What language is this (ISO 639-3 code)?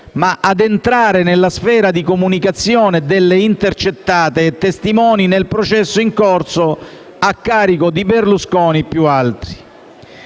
ita